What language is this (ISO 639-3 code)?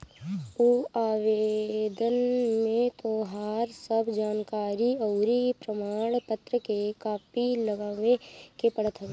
bho